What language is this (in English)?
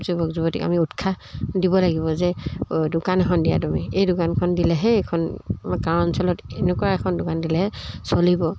Assamese